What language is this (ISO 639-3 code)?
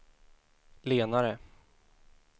swe